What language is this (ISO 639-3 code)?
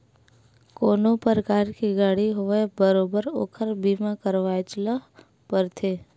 hne